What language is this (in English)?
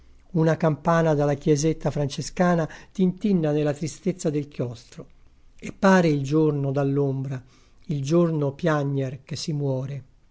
Italian